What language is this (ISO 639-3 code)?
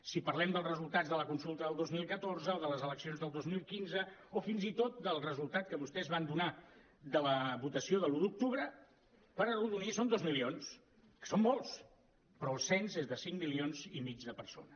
cat